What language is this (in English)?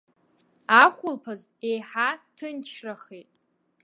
Abkhazian